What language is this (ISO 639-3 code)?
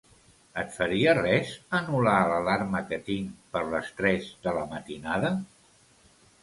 cat